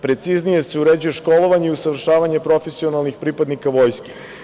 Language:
Serbian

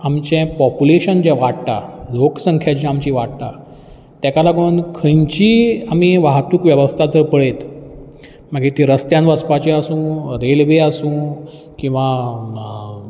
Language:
Konkani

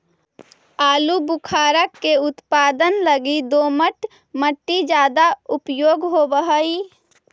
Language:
Magahi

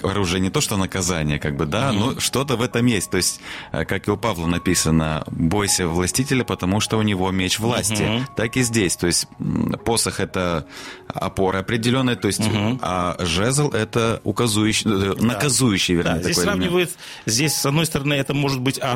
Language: Russian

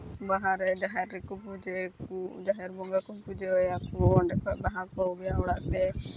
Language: Santali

